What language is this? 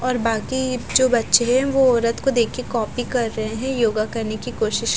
Hindi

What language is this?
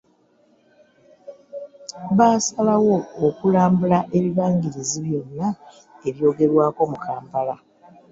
Ganda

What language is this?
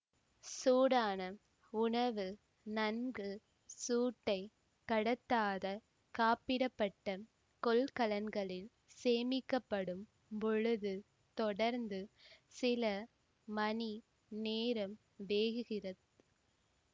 Tamil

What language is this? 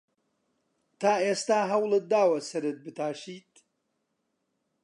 Central Kurdish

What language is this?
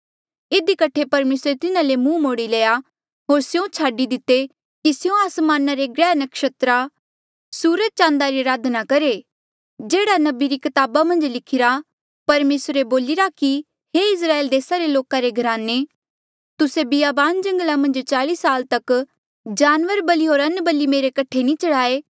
Mandeali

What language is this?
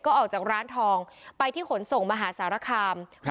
Thai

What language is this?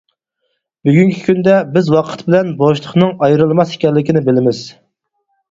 Uyghur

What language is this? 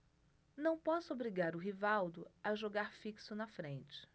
Portuguese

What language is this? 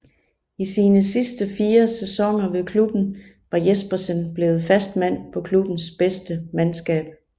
Danish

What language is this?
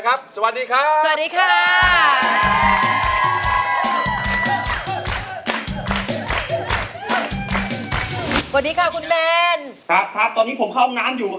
Thai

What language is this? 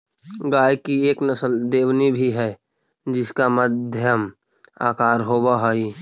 Magahi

